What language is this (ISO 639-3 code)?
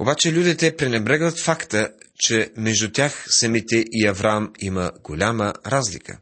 bul